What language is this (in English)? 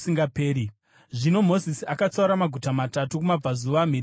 Shona